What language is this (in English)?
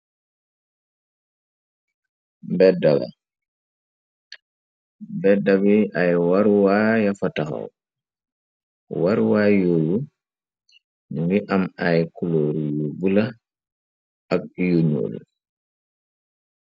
Wolof